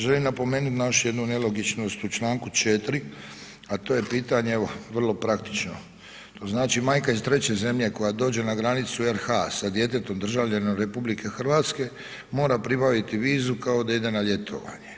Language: Croatian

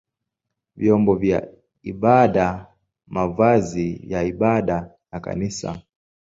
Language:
Swahili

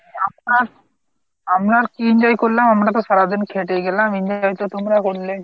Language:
Bangla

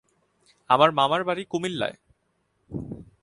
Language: Bangla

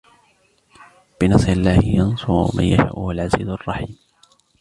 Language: Arabic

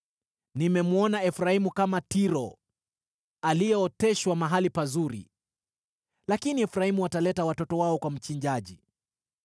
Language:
Swahili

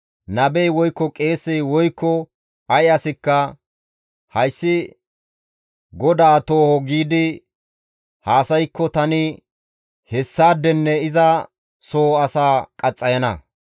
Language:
Gamo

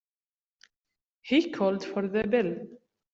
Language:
English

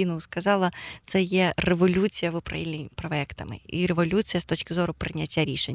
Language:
Ukrainian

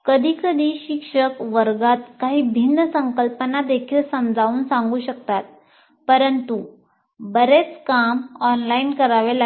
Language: Marathi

